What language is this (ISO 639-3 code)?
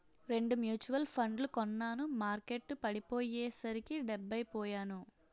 tel